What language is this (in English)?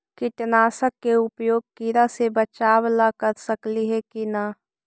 Magahi